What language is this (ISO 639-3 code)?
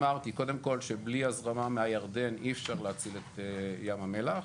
heb